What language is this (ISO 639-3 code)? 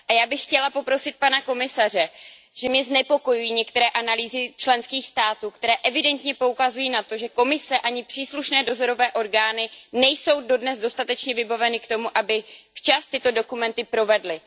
ces